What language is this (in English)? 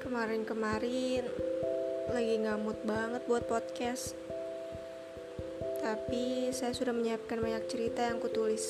Indonesian